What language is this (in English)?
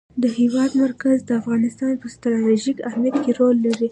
Pashto